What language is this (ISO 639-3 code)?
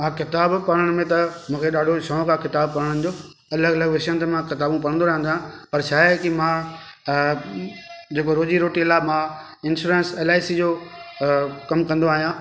snd